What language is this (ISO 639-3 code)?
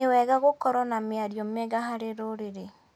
kik